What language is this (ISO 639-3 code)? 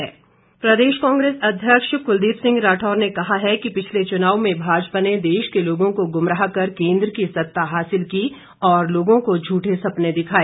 hin